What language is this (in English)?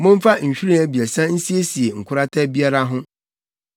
Akan